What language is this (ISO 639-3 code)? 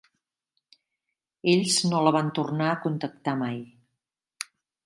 cat